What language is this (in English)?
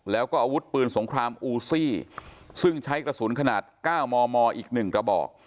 Thai